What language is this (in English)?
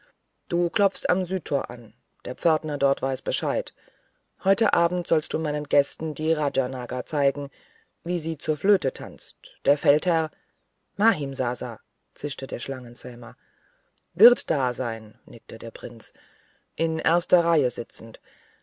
German